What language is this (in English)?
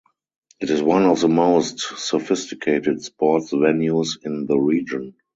English